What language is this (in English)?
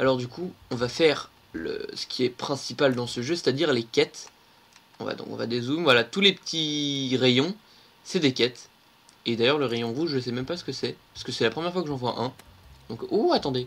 French